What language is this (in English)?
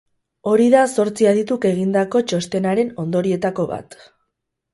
Basque